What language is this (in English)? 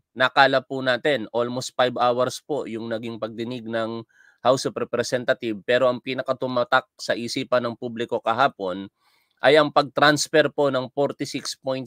Filipino